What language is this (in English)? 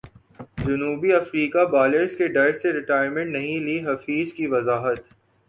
Urdu